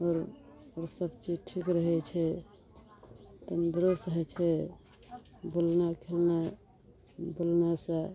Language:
Maithili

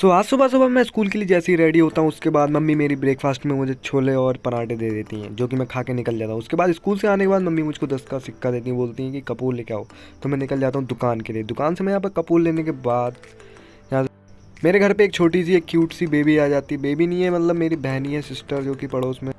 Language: Hindi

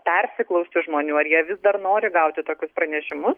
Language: Lithuanian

